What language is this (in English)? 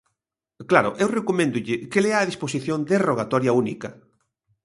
Galician